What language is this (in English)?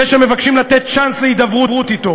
Hebrew